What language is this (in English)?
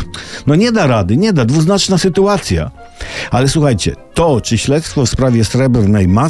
Polish